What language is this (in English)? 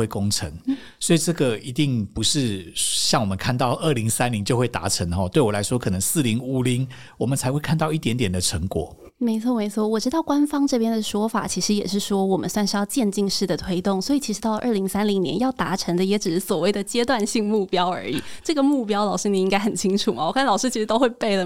Chinese